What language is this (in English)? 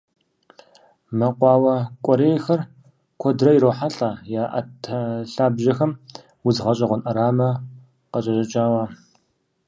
Kabardian